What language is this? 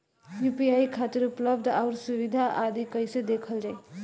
Bhojpuri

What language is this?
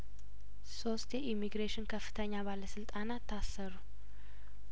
Amharic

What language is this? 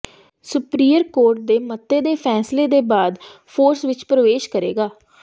Punjabi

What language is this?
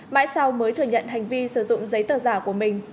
Vietnamese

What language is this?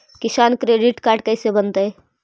Magahi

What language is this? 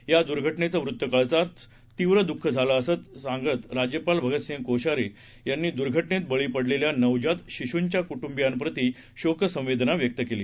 Marathi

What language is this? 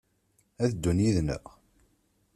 Kabyle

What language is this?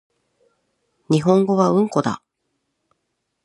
Japanese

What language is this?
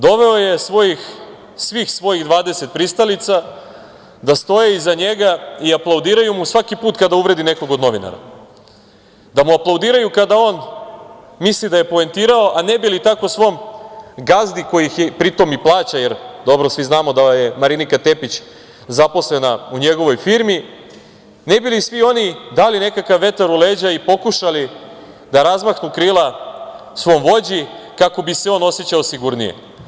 Serbian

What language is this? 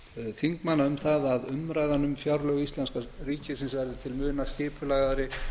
Icelandic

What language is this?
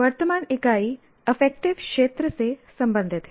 Hindi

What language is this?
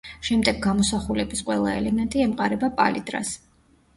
Georgian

